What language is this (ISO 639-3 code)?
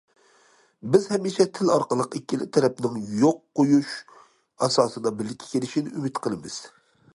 uig